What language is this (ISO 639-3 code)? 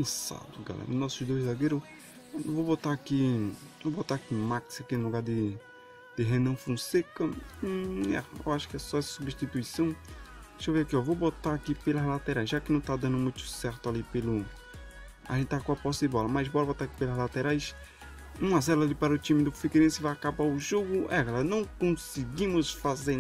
por